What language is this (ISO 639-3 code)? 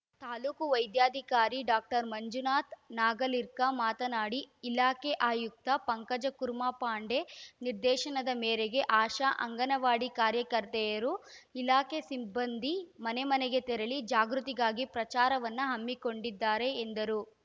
kan